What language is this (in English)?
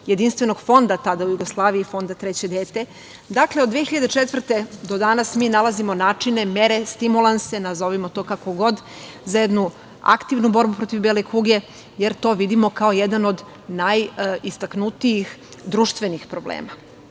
Serbian